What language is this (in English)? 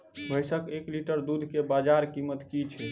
Maithili